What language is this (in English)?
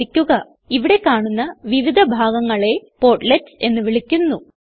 Malayalam